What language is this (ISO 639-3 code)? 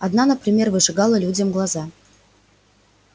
rus